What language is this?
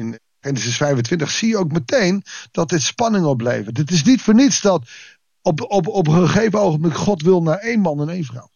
Dutch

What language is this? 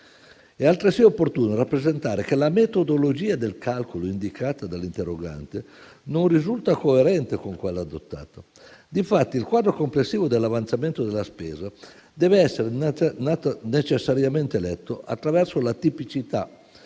Italian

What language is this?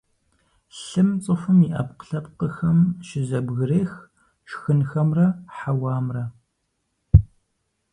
Kabardian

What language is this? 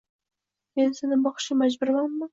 Uzbek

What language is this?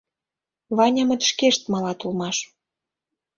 Mari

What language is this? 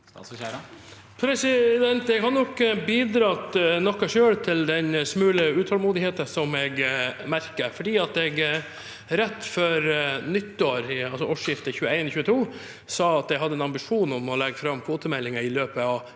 Norwegian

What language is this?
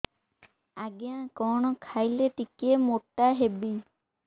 Odia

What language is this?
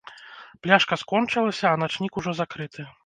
Belarusian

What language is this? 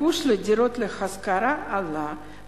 Hebrew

